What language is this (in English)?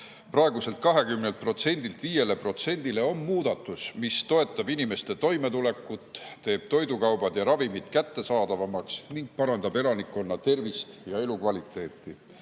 Estonian